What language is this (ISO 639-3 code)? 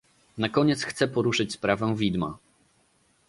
pol